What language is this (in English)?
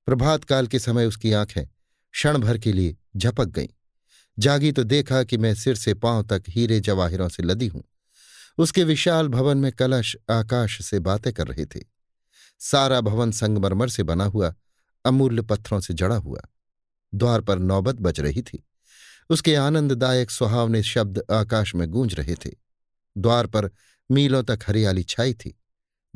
Hindi